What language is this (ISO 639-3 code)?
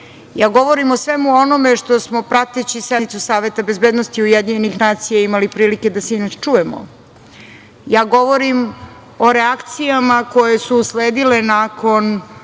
srp